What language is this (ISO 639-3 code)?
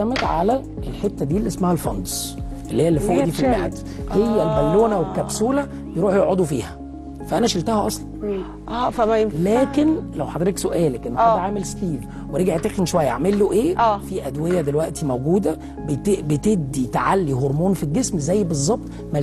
ara